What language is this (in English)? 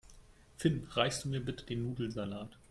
German